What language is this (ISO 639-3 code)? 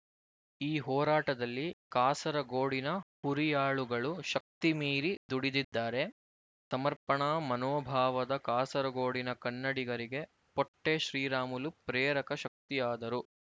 kan